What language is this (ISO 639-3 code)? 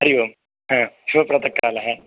san